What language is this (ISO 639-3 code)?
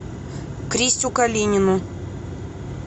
rus